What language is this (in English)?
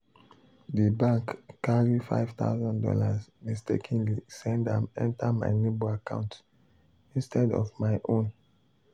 Nigerian Pidgin